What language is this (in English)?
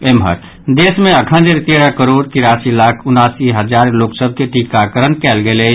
Maithili